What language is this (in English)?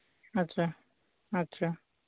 Santali